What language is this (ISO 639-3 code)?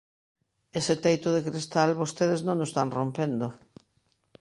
glg